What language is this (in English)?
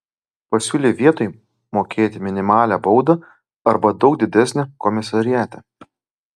Lithuanian